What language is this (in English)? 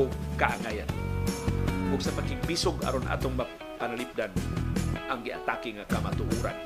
Filipino